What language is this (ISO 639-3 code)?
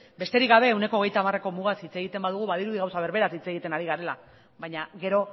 eus